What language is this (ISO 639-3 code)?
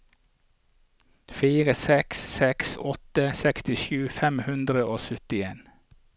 nor